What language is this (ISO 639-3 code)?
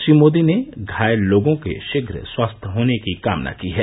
hin